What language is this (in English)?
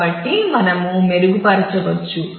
Telugu